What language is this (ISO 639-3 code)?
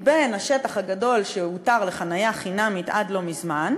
heb